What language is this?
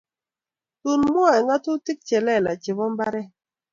Kalenjin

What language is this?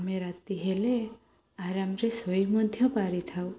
Odia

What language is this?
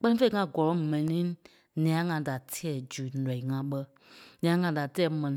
Kpelle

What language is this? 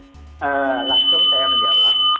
Indonesian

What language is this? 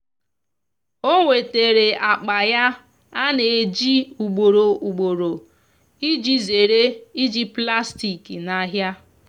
Igbo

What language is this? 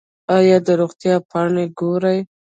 Pashto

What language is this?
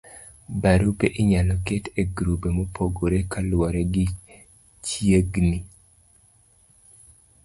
Luo (Kenya and Tanzania)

